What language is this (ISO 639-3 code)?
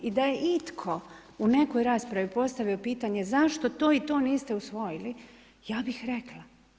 hrv